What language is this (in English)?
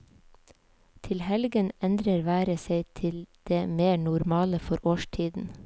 Norwegian